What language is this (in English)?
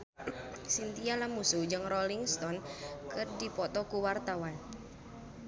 Sundanese